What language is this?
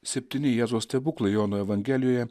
Lithuanian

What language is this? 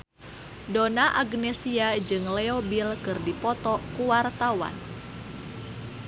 Sundanese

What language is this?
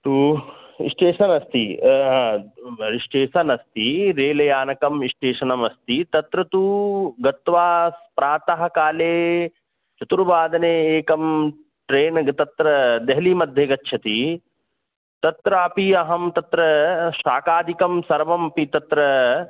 Sanskrit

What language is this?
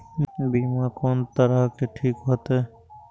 Maithili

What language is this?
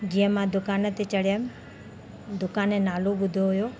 Sindhi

